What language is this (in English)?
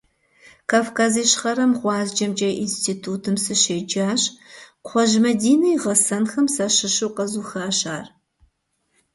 Kabardian